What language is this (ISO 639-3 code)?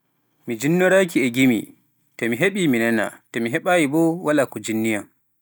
fuf